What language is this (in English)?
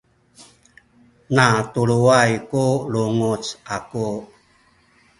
Sakizaya